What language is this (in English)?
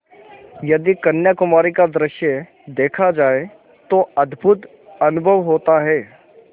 Hindi